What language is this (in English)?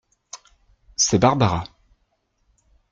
French